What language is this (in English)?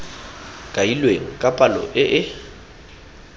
Tswana